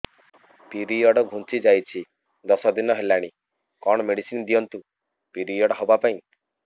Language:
Odia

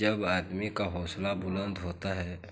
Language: Hindi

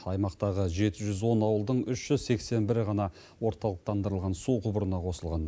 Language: Kazakh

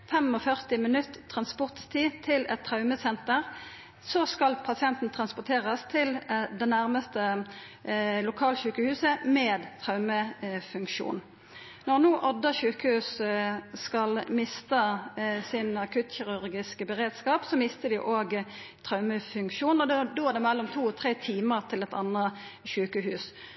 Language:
Norwegian Nynorsk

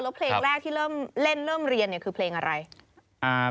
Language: Thai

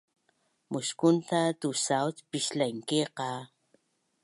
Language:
Bunun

